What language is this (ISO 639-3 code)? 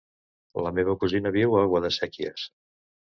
cat